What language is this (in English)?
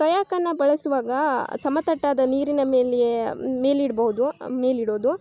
Kannada